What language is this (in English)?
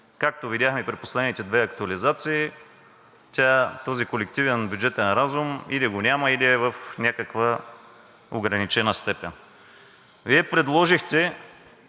Bulgarian